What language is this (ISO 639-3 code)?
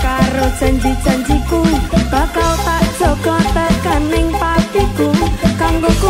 ind